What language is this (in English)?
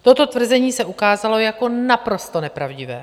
Czech